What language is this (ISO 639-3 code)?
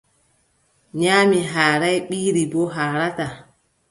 fub